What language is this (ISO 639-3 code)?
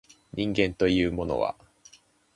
jpn